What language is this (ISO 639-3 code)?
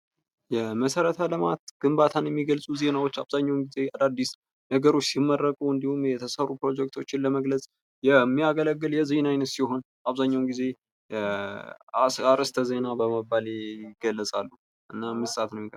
amh